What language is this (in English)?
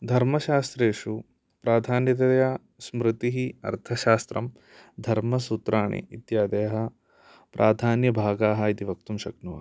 Sanskrit